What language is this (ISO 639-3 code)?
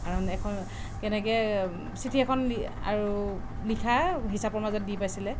asm